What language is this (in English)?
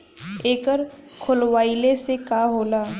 Bhojpuri